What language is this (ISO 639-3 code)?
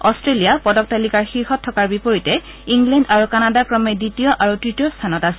asm